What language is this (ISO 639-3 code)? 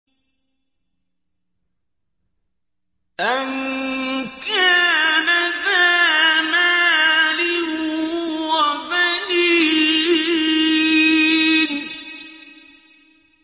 ara